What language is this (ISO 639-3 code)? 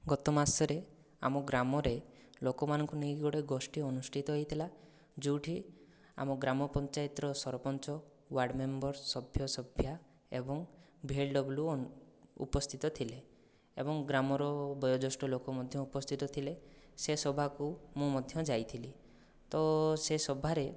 ori